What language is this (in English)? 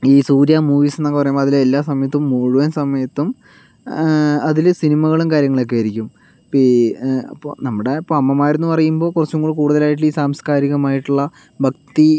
Malayalam